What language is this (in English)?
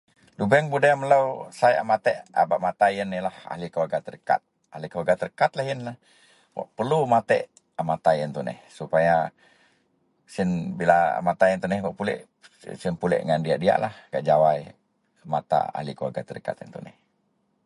Central Melanau